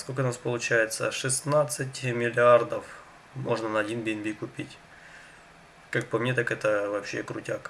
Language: Russian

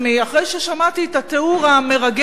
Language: Hebrew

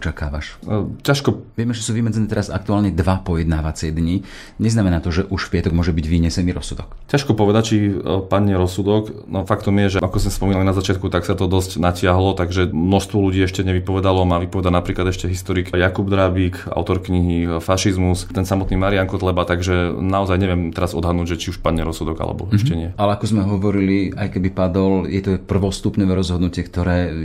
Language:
Slovak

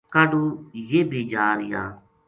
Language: Gujari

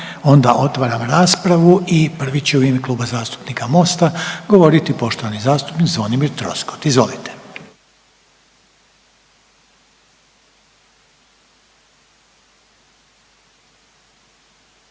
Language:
Croatian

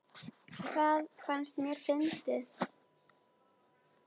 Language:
Icelandic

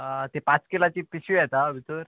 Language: Konkani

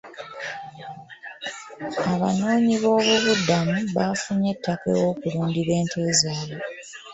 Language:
Ganda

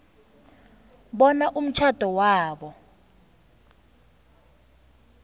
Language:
South Ndebele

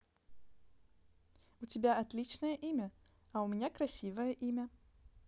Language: Russian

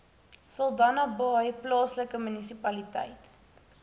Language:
Afrikaans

